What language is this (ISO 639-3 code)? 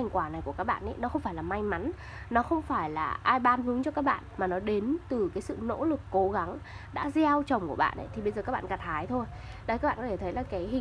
vie